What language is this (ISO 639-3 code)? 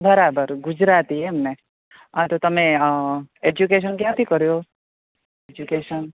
guj